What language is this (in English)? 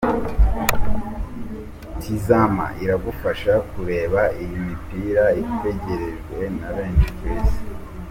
Kinyarwanda